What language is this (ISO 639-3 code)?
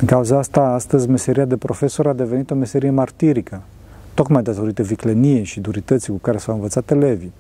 ron